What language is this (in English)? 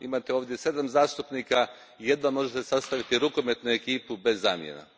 Croatian